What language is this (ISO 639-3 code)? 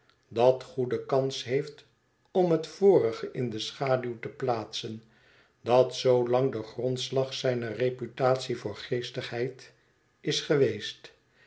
nld